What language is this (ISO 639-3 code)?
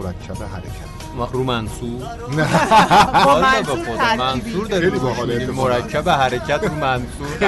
fas